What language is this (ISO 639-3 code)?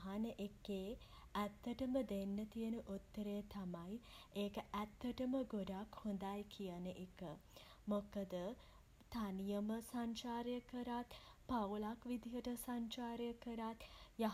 sin